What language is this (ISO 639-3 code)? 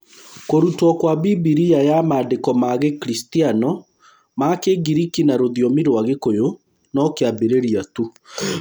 kik